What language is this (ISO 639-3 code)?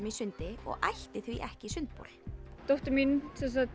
isl